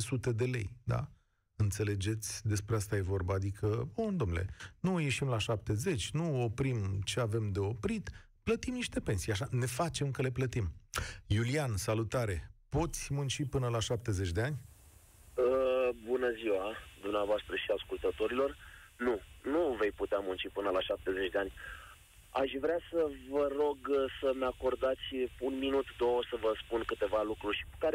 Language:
Romanian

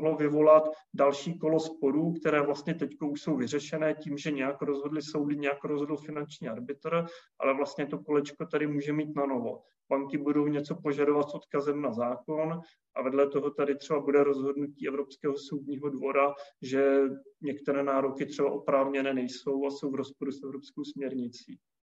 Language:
Czech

